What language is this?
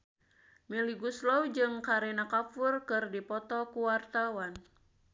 Sundanese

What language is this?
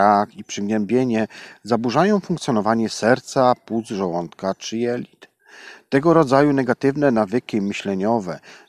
Polish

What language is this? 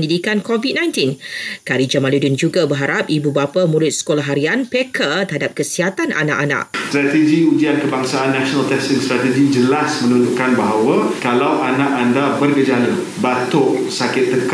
Malay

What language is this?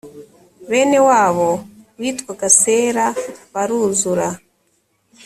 Kinyarwanda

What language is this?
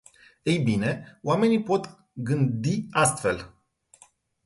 Romanian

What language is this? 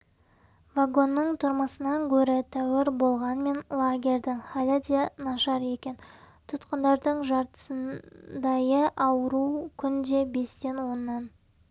Kazakh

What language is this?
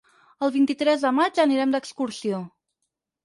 Catalan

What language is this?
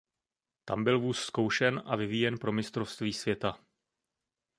Czech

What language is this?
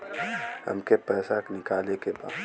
Bhojpuri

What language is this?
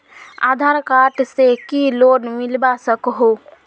Magahi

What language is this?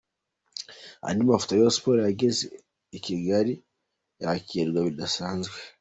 Kinyarwanda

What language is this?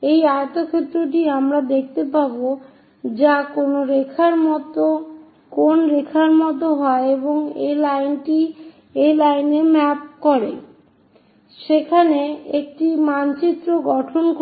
Bangla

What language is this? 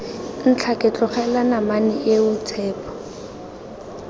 Tswana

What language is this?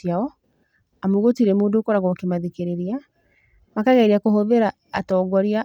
Kikuyu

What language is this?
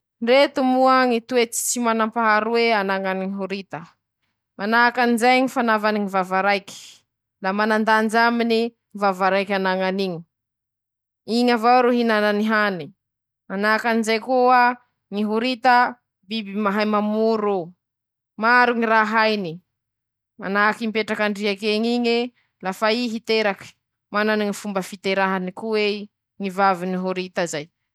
Masikoro Malagasy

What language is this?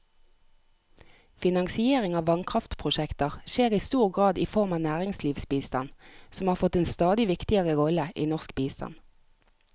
Norwegian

